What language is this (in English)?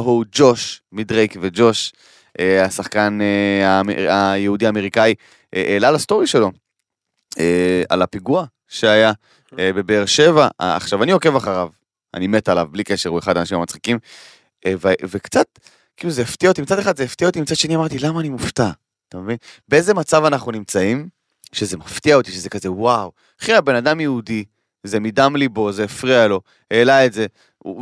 Hebrew